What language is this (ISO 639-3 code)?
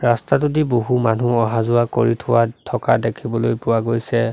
asm